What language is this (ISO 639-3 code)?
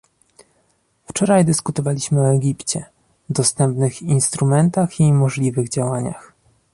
pol